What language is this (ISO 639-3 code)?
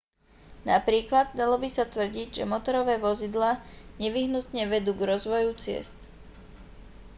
slk